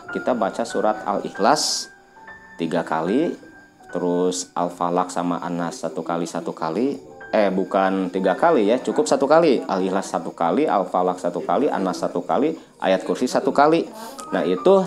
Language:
Indonesian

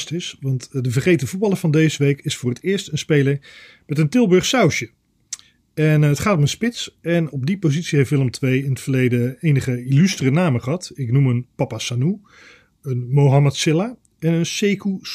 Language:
Dutch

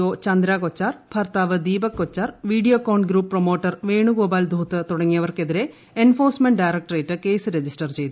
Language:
Malayalam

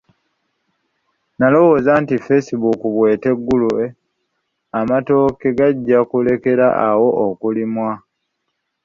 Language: Ganda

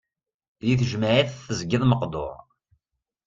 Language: Kabyle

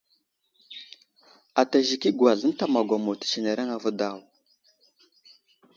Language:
Wuzlam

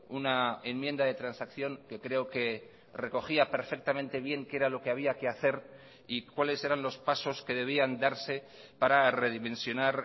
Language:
Spanish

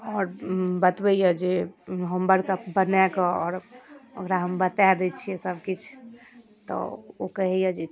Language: Maithili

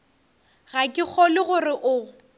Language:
Northern Sotho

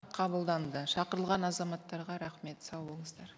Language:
Kazakh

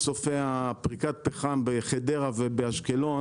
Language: Hebrew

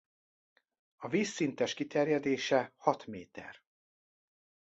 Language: Hungarian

